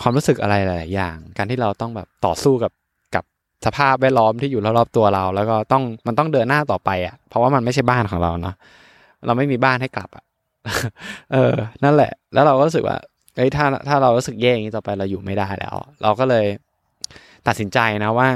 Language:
Thai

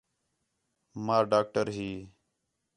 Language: Khetrani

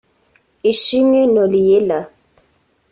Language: Kinyarwanda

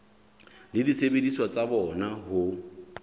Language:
Southern Sotho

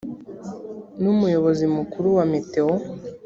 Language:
Kinyarwanda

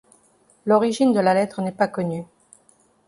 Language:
French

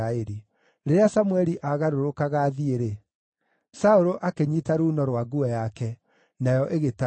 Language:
Kikuyu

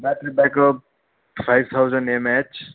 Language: Nepali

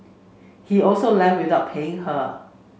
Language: English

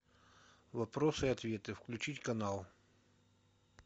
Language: Russian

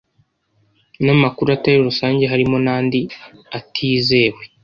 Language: Kinyarwanda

